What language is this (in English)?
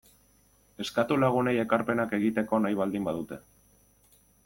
Basque